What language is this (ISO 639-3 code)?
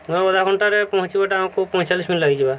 ori